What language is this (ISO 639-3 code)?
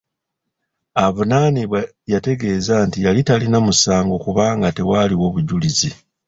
lug